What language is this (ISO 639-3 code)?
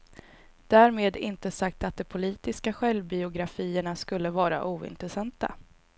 swe